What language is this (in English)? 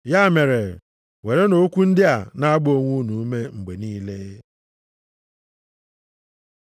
Igbo